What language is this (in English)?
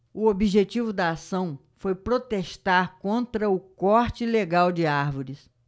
Portuguese